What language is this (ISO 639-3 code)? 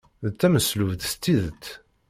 kab